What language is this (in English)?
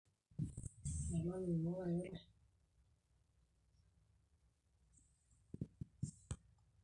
Masai